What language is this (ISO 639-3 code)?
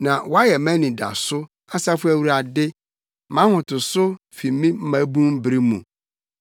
aka